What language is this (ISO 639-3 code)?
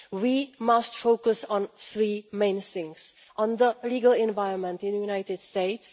eng